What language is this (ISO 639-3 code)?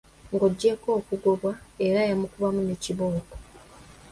lug